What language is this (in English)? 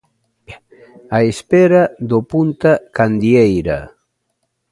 Galician